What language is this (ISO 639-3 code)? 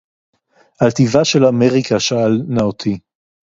heb